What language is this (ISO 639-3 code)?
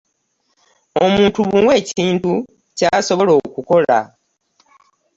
lug